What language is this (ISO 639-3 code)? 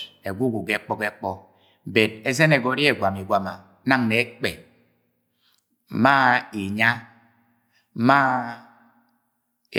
yay